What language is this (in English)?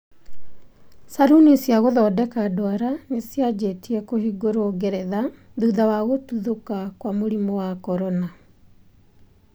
Kikuyu